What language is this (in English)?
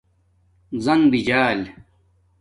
Domaaki